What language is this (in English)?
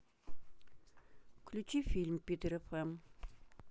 Russian